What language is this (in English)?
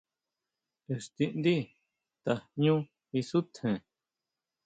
Huautla Mazatec